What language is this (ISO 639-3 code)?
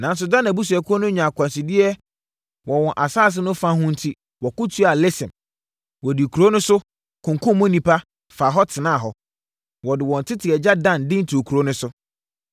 aka